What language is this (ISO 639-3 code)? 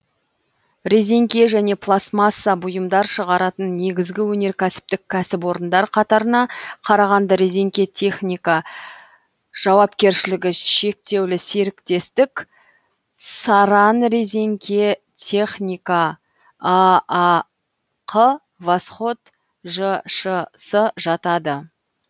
kaz